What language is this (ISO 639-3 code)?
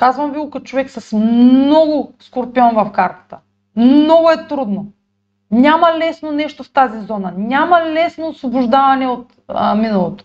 bul